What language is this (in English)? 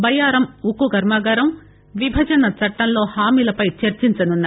Telugu